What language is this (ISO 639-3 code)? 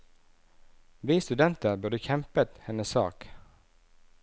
nor